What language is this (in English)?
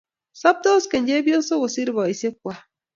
Kalenjin